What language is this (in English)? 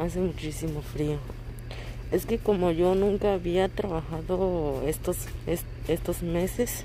Spanish